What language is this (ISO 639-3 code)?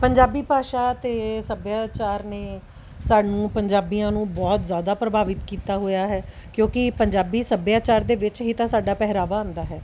pan